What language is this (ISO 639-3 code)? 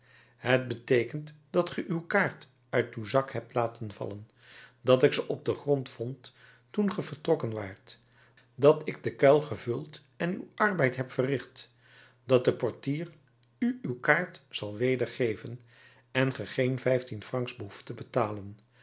nld